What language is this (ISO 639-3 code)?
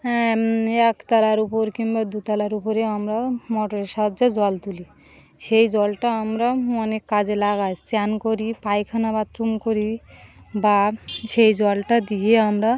ben